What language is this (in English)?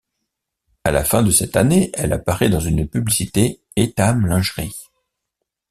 French